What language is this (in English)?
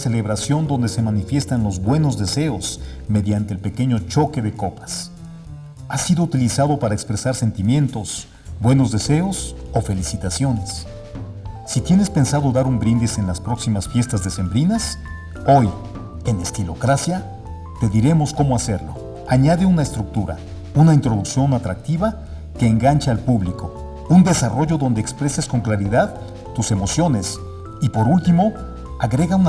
Spanish